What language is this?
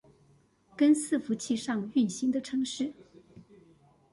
Chinese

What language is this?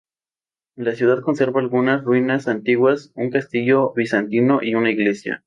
Spanish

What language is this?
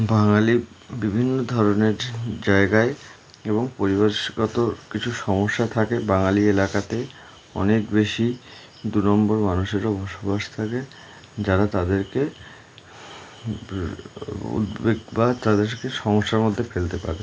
Bangla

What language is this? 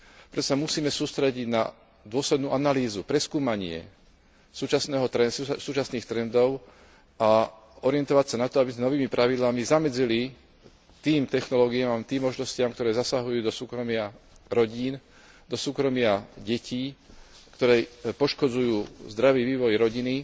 Slovak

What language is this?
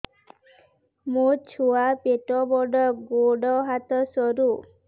Odia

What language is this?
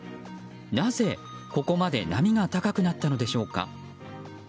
Japanese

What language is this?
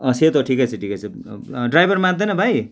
Nepali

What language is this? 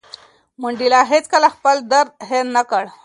Pashto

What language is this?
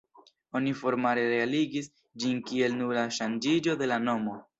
Esperanto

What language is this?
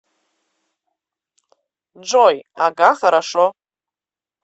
Russian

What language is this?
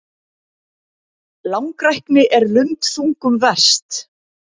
Icelandic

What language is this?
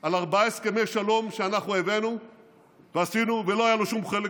Hebrew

